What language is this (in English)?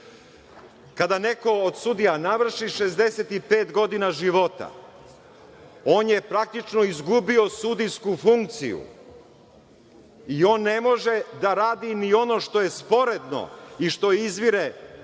Serbian